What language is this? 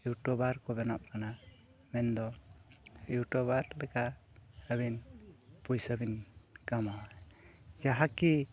Santali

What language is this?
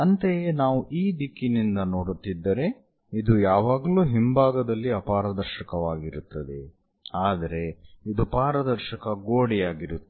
Kannada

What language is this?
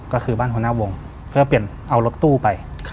Thai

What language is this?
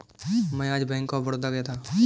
Hindi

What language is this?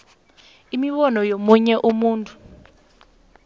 South Ndebele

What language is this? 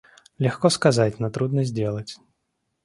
Russian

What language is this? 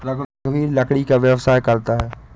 Hindi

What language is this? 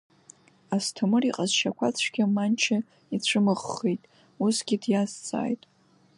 Abkhazian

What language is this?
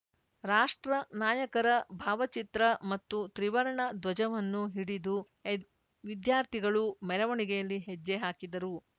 Kannada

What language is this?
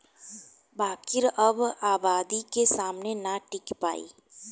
Bhojpuri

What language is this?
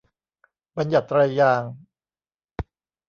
Thai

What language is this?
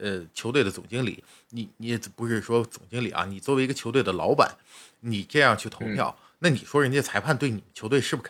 Chinese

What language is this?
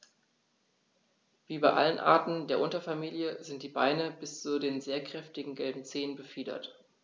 German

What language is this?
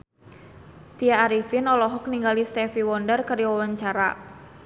Sundanese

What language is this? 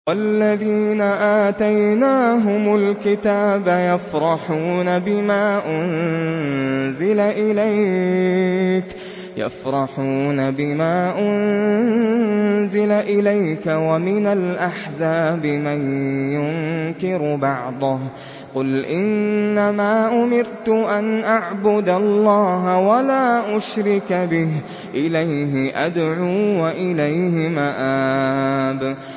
Arabic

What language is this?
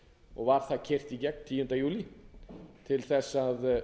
Icelandic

